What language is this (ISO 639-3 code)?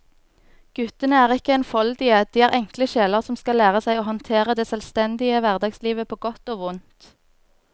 nor